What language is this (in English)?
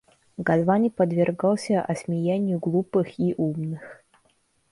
Russian